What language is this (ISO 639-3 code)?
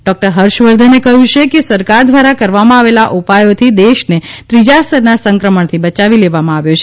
guj